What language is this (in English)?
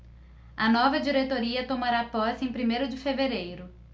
Portuguese